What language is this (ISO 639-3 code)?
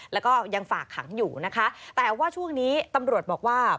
tha